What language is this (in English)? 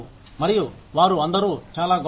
Telugu